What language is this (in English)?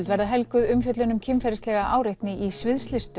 Icelandic